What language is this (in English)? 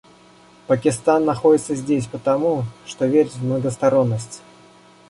Russian